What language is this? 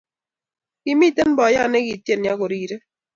Kalenjin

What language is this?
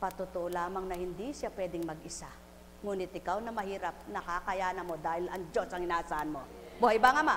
Filipino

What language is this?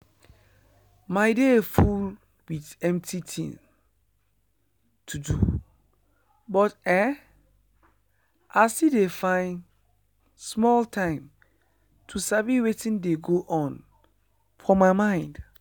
Nigerian Pidgin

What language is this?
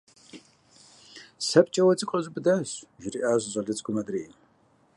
Kabardian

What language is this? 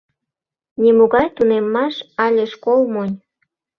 Mari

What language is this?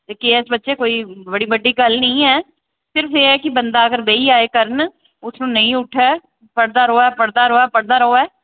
Dogri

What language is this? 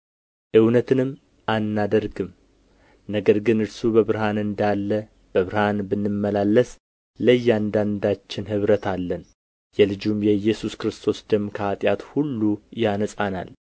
Amharic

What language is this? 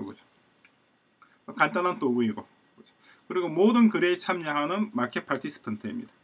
Korean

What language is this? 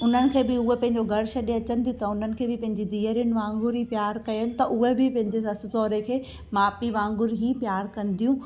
Sindhi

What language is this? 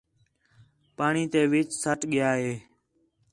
Khetrani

